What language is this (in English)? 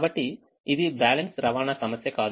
Telugu